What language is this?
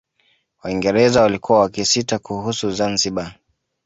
Swahili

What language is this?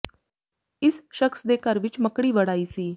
Punjabi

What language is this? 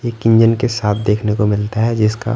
Hindi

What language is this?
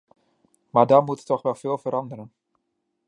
Dutch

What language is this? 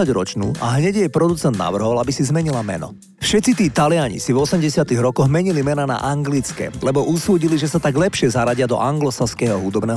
Slovak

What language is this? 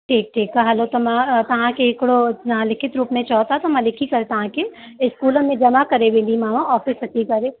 Sindhi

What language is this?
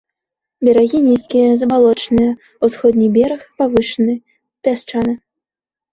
Belarusian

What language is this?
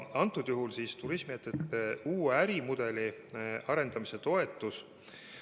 Estonian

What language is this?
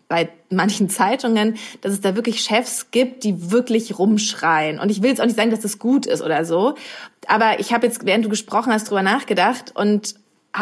German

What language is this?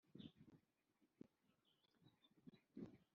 Kinyarwanda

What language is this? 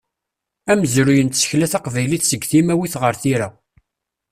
Kabyle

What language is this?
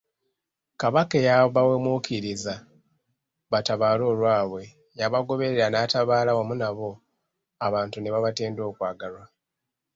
Ganda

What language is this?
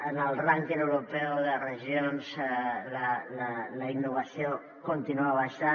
Catalan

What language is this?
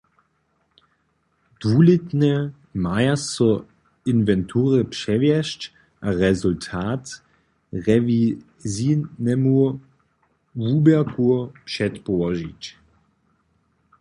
Upper Sorbian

